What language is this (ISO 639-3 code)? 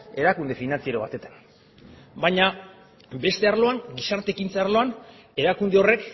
eus